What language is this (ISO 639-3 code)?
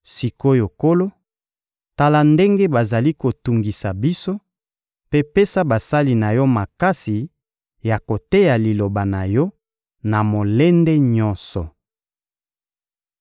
lin